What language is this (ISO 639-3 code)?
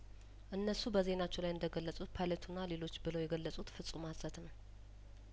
amh